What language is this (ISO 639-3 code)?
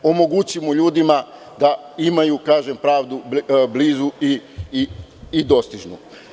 srp